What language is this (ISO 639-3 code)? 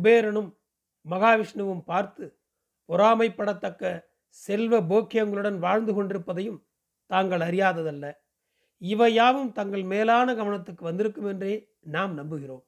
tam